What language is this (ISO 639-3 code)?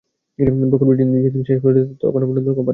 ben